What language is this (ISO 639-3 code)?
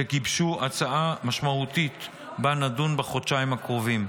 heb